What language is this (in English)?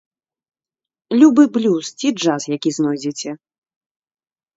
Belarusian